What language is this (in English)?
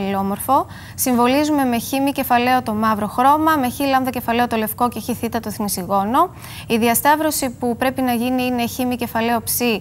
Greek